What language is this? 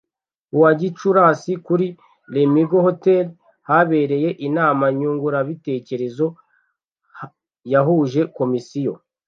Kinyarwanda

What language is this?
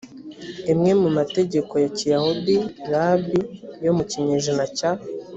Kinyarwanda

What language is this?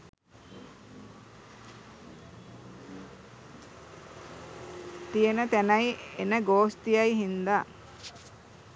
Sinhala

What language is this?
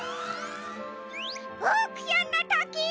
Japanese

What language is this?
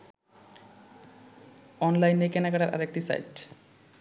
Bangla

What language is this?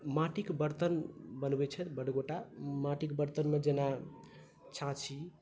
Maithili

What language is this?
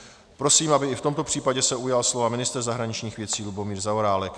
Czech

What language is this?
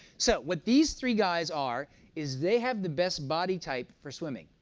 English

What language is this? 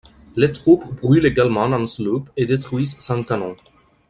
French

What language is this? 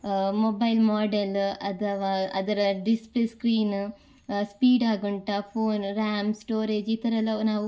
Kannada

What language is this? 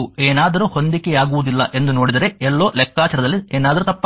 Kannada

